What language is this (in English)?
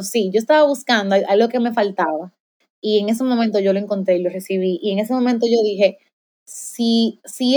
Spanish